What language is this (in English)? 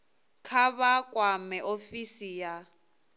Venda